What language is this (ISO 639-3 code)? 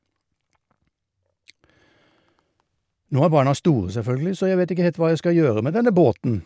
nor